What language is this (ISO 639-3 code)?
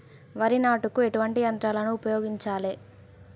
tel